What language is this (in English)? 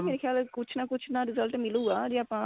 Punjabi